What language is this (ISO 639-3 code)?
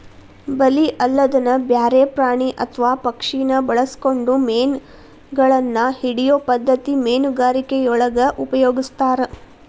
kan